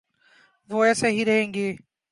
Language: Urdu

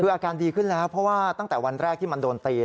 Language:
Thai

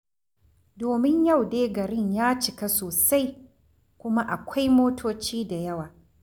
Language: Hausa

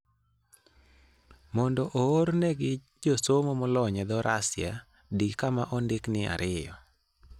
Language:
Luo (Kenya and Tanzania)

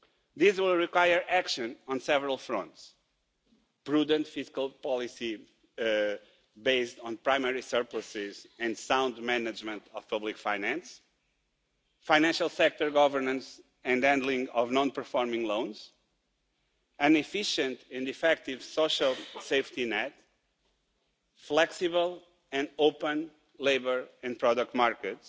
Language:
English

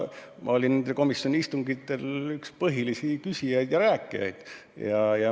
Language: Estonian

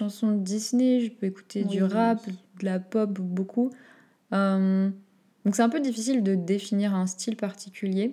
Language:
French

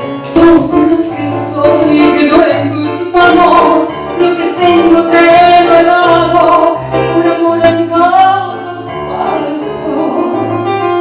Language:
Spanish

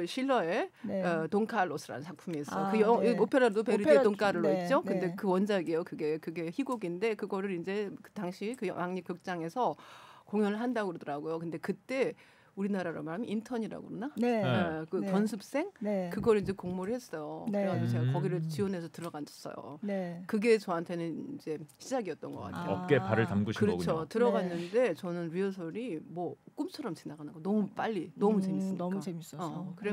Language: Korean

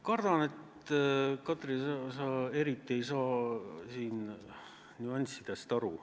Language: Estonian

